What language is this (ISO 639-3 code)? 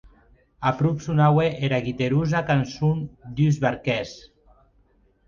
oci